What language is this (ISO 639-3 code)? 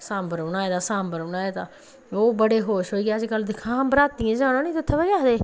doi